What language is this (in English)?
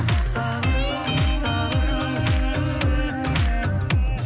Kazakh